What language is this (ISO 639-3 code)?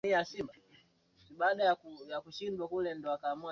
swa